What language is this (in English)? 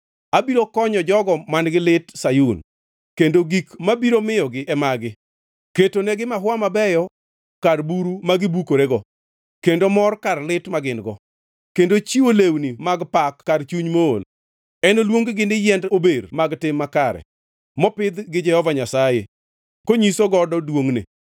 Luo (Kenya and Tanzania)